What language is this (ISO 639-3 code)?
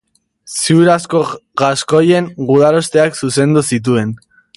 eus